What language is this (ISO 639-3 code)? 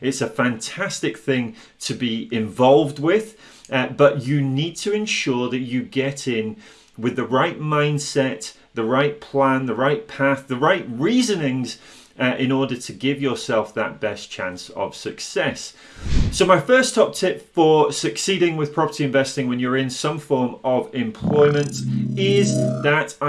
eng